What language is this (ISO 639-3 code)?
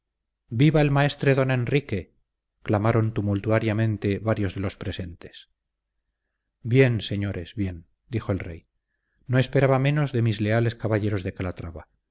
spa